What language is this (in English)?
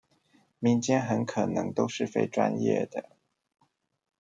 Chinese